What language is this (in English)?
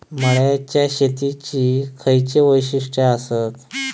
Marathi